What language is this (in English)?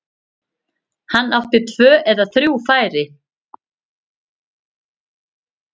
Icelandic